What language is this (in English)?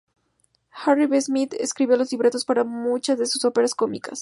Spanish